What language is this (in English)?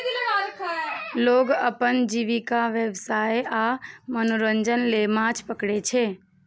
Maithili